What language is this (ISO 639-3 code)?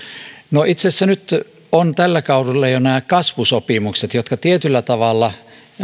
fin